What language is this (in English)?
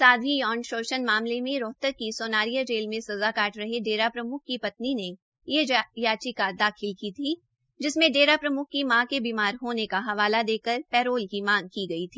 Hindi